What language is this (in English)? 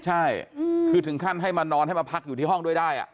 Thai